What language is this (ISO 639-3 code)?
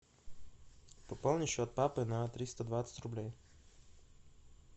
rus